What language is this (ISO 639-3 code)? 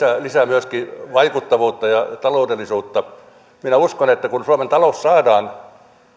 fin